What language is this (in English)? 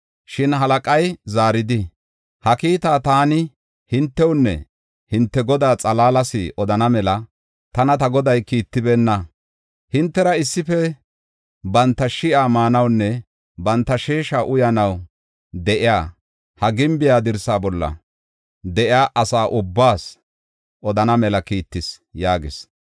Gofa